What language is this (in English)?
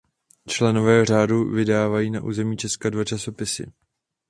Czech